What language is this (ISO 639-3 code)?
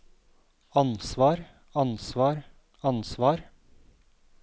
nor